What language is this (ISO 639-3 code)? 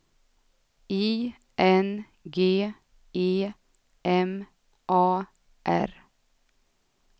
swe